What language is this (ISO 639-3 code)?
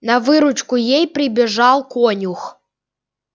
rus